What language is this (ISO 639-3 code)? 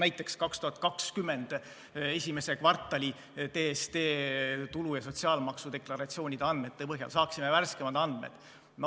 est